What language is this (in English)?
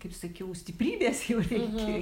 Lithuanian